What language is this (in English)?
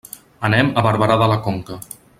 Catalan